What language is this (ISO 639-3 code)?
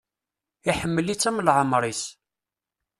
kab